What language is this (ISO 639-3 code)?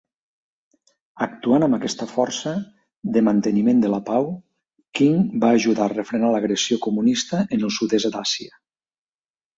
cat